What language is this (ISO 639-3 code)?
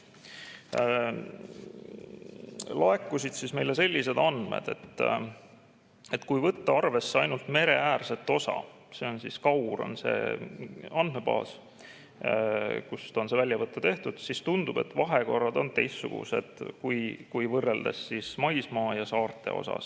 est